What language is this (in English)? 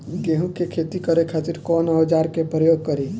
Bhojpuri